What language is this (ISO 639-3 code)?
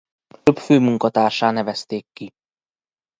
hun